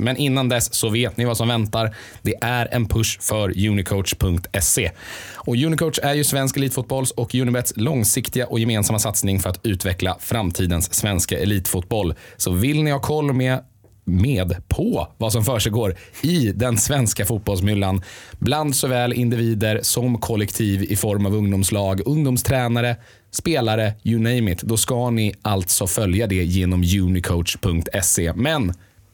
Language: Swedish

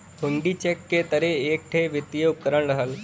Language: Bhojpuri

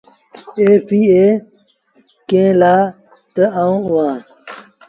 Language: Sindhi Bhil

